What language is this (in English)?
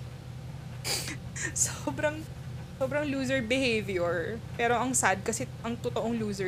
Filipino